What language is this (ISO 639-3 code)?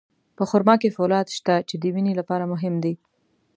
pus